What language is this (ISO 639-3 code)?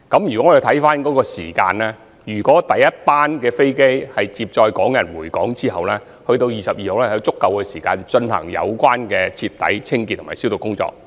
yue